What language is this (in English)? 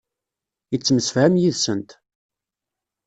Kabyle